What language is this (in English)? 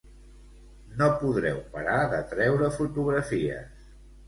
Catalan